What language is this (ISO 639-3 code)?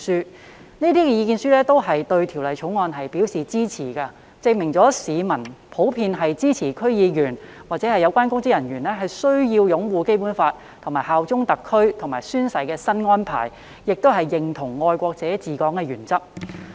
yue